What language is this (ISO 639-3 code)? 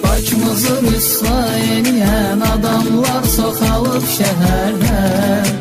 tur